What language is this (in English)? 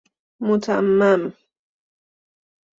Persian